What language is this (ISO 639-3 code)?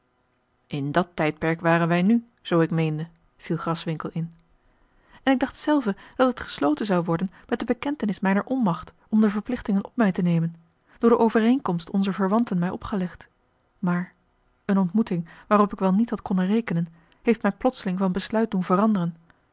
nld